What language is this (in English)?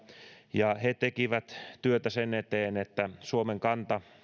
Finnish